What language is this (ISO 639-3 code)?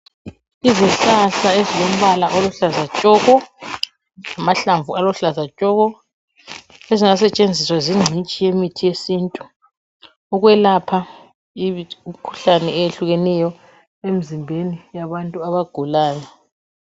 nde